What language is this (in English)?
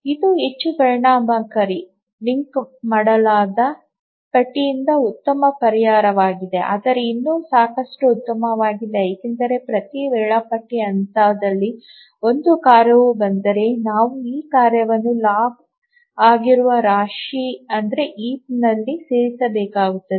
Kannada